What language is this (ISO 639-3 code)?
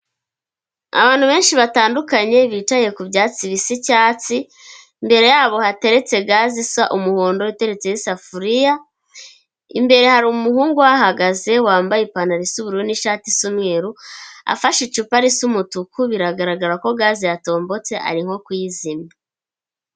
kin